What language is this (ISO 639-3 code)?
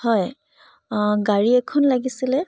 asm